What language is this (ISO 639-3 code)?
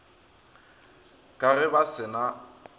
nso